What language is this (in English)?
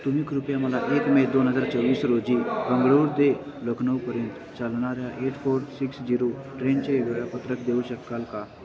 Marathi